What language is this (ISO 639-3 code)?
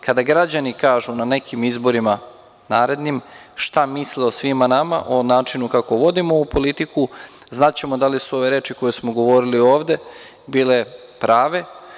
srp